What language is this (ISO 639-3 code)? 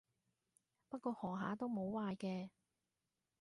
yue